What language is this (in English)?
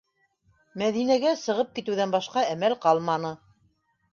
Bashkir